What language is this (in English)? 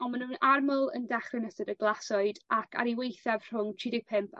Welsh